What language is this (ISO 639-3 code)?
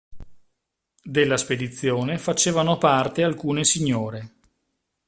ita